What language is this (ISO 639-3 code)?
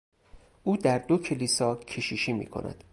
fas